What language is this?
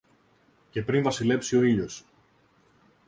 Greek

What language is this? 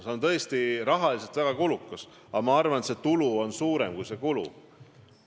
Estonian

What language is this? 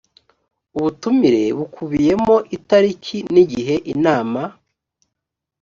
Kinyarwanda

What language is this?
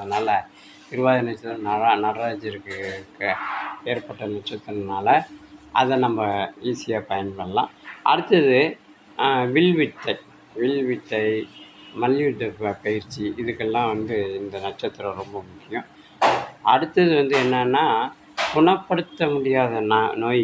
Tamil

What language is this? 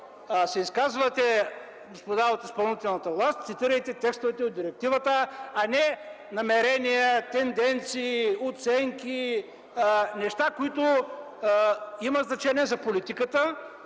Bulgarian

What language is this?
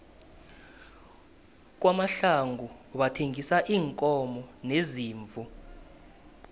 South Ndebele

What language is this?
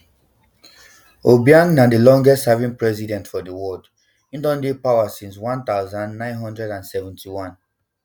Nigerian Pidgin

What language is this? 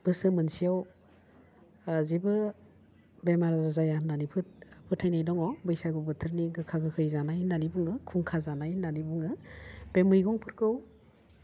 Bodo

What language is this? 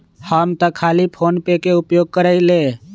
Magahi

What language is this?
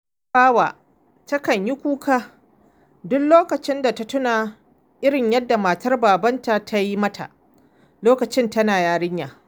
Hausa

